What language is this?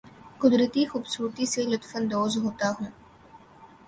Urdu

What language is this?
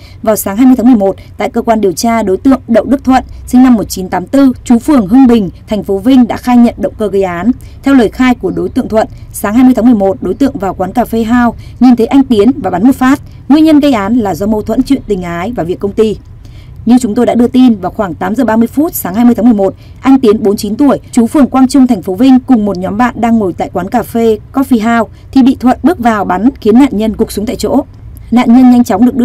Vietnamese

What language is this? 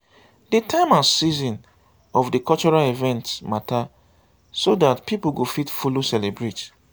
Nigerian Pidgin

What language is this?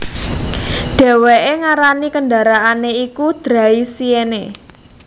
Javanese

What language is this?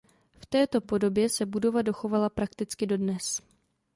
Czech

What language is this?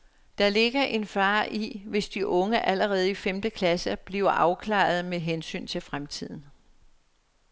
Danish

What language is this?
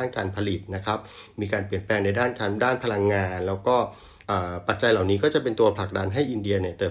Thai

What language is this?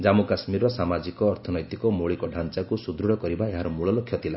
Odia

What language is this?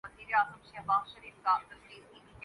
Urdu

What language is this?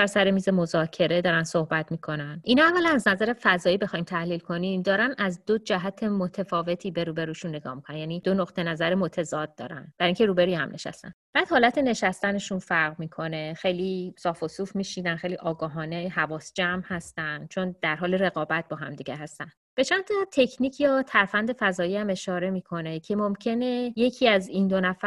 Persian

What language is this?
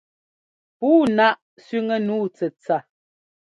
Ngomba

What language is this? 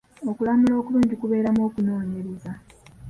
Ganda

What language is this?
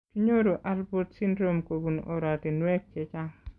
Kalenjin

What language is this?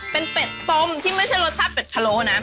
Thai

